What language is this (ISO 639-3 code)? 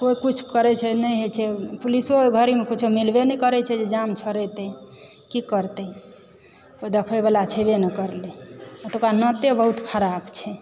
mai